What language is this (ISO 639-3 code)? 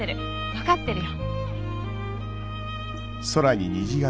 jpn